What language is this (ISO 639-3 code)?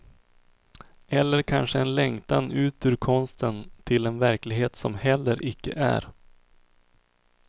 swe